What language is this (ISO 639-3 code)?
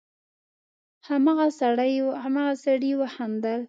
pus